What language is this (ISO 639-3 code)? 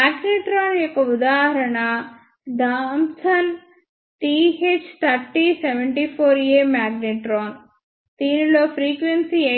tel